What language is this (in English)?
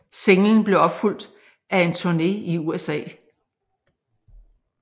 Danish